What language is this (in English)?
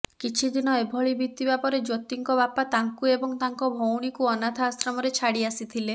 Odia